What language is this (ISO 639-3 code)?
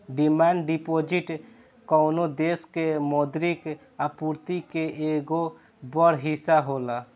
bho